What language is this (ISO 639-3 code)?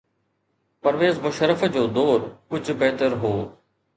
snd